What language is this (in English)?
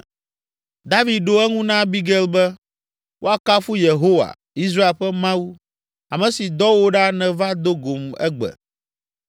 Ewe